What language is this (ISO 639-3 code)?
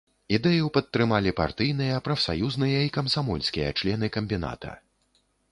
bel